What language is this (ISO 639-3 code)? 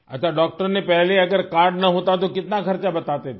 hin